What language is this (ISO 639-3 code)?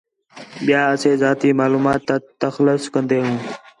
xhe